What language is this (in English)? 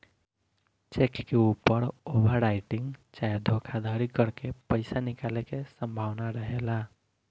Bhojpuri